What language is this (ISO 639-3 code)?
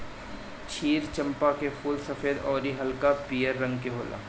bho